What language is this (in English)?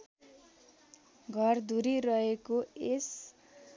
Nepali